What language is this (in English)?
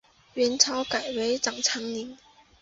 Chinese